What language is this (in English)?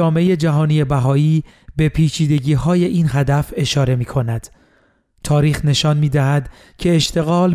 Persian